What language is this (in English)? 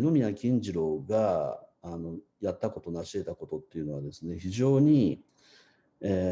Japanese